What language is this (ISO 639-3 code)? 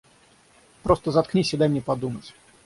rus